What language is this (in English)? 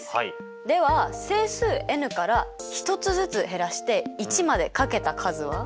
Japanese